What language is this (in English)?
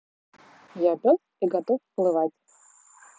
Russian